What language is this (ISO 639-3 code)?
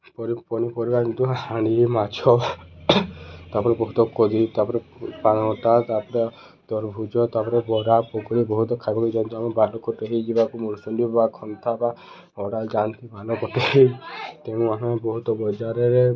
ori